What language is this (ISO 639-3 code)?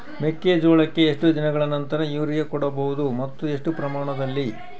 kan